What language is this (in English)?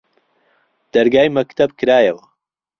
Central Kurdish